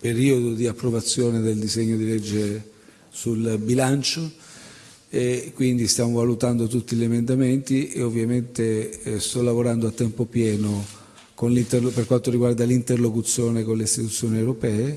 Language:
Italian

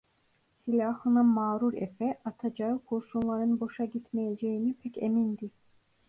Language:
Turkish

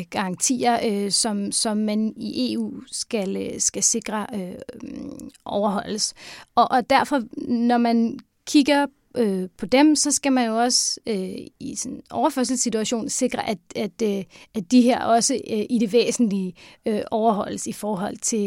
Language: Danish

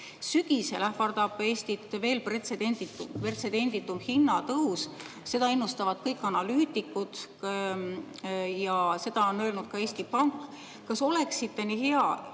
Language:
Estonian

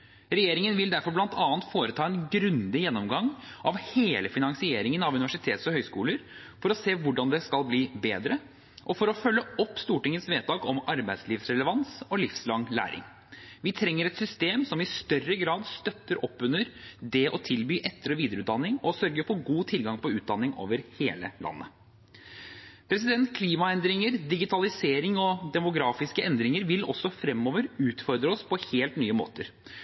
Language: Norwegian Bokmål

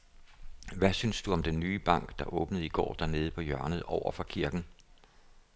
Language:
Danish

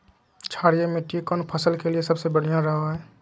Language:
Magahi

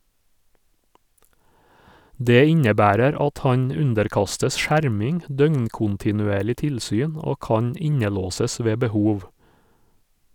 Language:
Norwegian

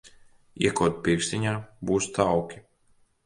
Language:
Latvian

